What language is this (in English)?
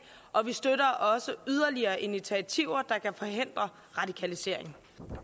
Danish